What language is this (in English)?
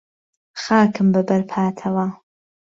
Central Kurdish